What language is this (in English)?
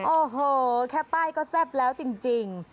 Thai